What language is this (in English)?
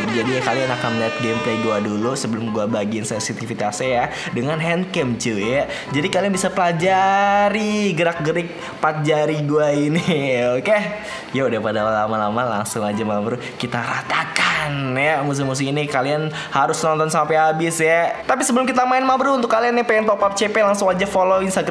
Indonesian